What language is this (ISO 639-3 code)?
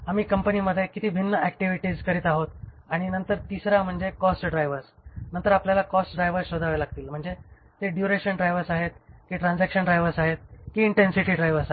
mar